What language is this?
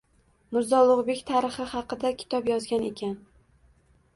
Uzbek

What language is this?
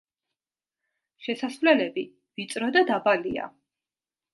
Georgian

